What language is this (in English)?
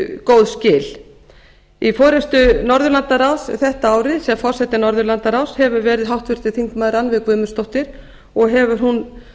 Icelandic